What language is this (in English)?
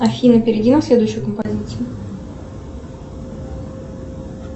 Russian